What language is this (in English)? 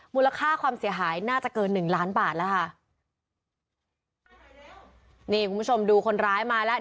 Thai